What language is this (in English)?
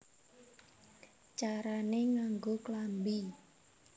Javanese